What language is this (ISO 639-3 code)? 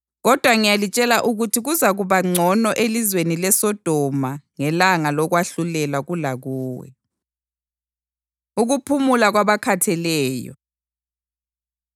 nde